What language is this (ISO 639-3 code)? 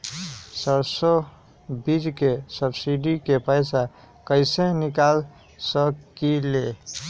mag